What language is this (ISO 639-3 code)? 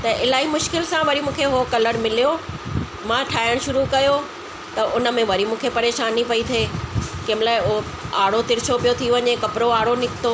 snd